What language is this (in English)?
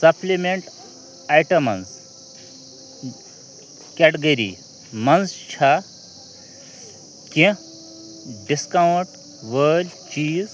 Kashmiri